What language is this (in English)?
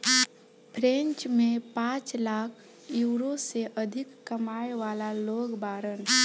Bhojpuri